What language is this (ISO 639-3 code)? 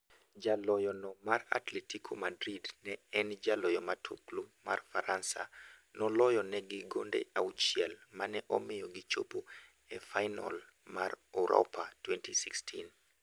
luo